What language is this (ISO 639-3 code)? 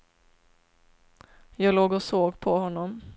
swe